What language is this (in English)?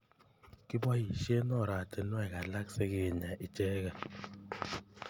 Kalenjin